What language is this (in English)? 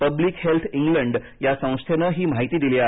Marathi